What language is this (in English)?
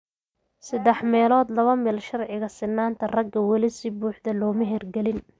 Somali